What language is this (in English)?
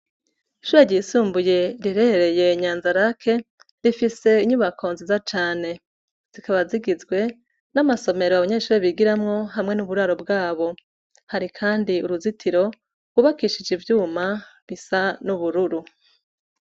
Rundi